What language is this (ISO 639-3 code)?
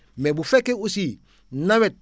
wol